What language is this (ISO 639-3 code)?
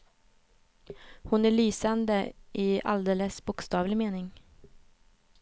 swe